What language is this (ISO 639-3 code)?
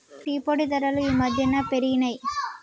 tel